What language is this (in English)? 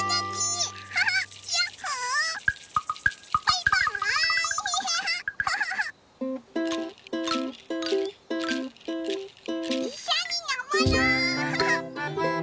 Japanese